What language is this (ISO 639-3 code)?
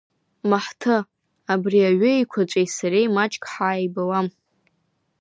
abk